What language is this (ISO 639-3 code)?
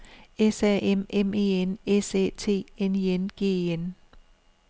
dan